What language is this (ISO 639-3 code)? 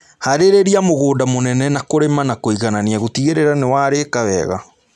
kik